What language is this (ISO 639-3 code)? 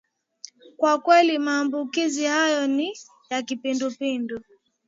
swa